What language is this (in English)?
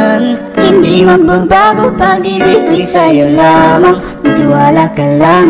English